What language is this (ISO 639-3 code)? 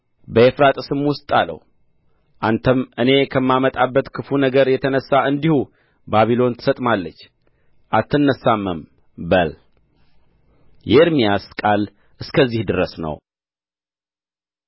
amh